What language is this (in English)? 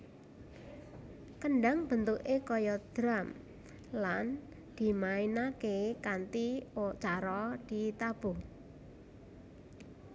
Javanese